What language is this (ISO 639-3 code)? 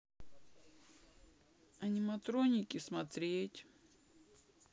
rus